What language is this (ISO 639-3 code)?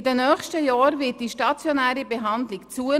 gsw